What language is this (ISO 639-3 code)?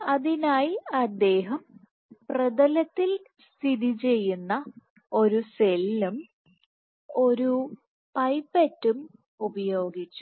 mal